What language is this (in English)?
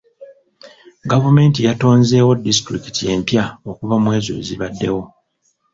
Ganda